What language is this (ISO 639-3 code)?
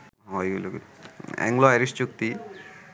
ben